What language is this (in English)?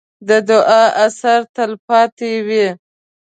Pashto